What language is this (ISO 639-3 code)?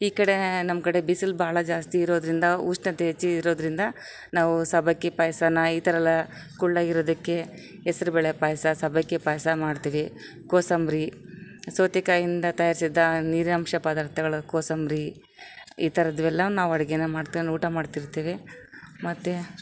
kan